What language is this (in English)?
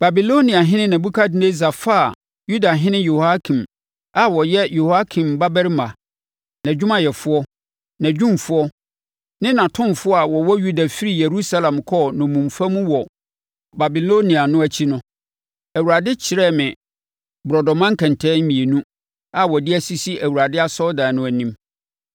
Akan